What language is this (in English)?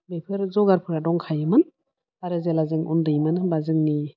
Bodo